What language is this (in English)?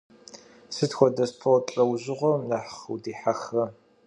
Kabardian